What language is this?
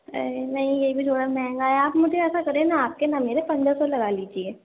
Urdu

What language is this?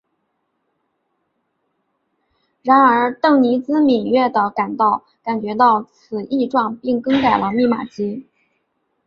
Chinese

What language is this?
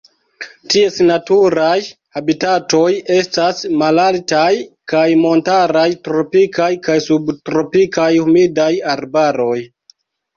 Esperanto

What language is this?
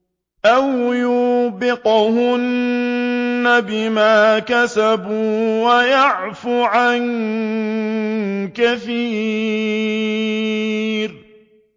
Arabic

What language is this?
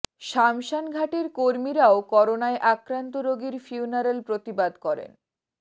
Bangla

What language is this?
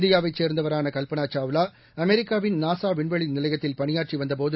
Tamil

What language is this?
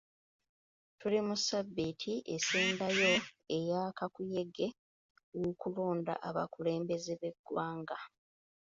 Ganda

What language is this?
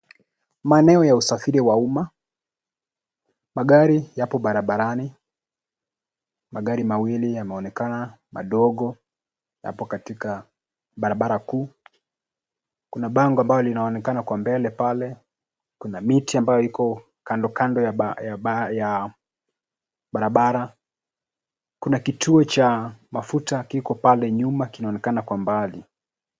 Swahili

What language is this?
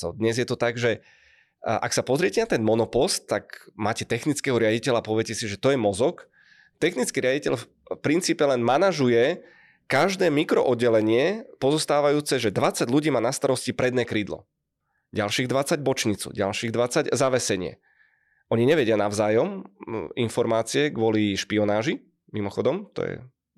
Czech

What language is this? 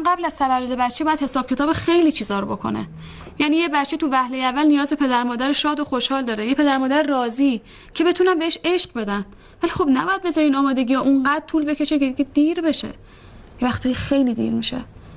Persian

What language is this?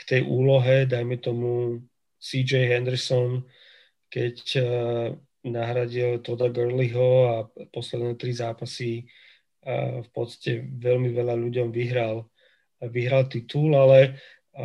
Slovak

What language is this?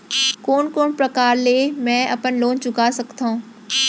Chhattisgarhi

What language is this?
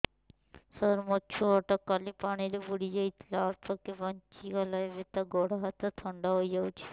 Odia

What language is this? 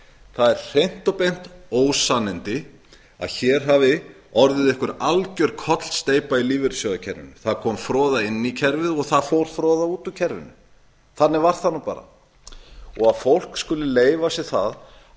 Icelandic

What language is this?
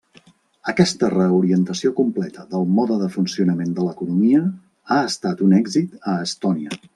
Catalan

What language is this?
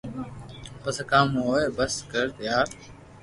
Loarki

